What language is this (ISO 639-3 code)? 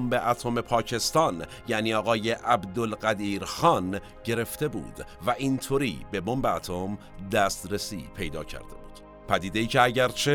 fas